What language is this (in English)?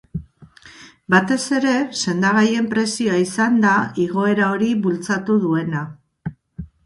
Basque